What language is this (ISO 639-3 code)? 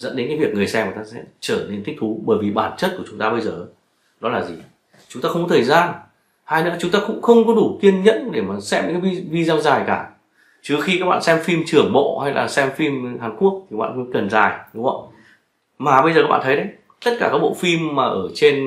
vie